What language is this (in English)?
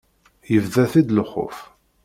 Kabyle